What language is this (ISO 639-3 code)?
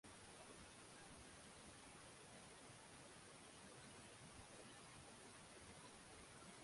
swa